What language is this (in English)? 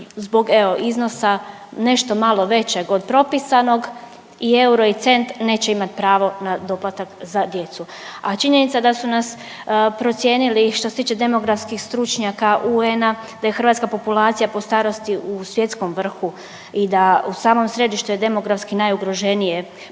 Croatian